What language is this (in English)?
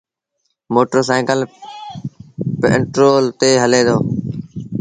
Sindhi Bhil